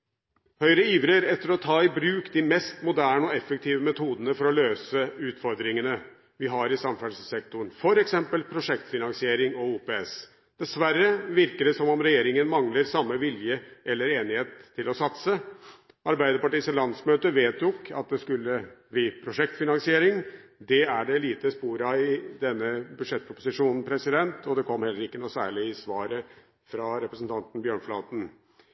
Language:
Norwegian Bokmål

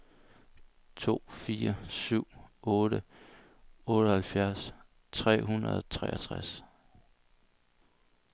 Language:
Danish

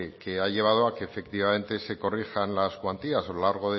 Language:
Spanish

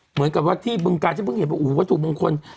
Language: Thai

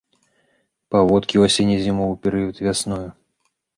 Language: Belarusian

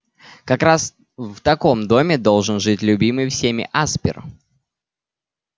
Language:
Russian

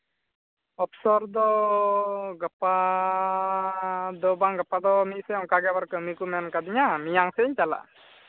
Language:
Santali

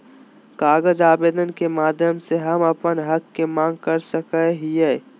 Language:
Magahi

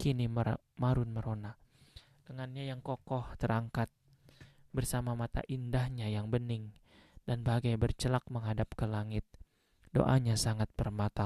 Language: Indonesian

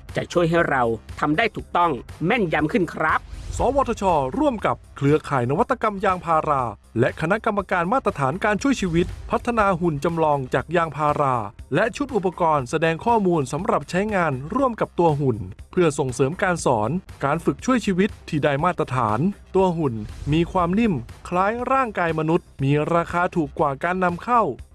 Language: Thai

